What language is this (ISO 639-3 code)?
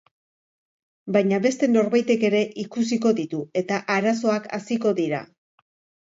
eus